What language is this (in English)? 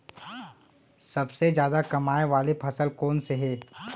Chhattisgarhi